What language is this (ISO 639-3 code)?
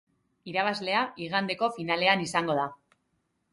eus